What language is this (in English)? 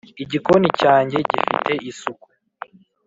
Kinyarwanda